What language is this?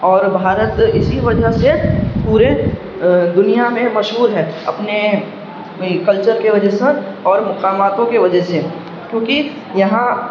Urdu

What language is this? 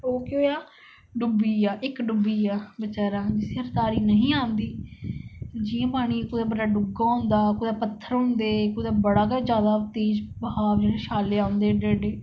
Dogri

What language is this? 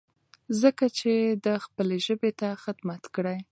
Pashto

